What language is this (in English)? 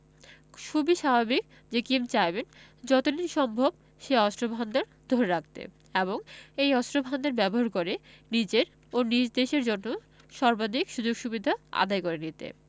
Bangla